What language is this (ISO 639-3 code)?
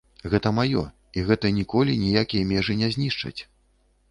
bel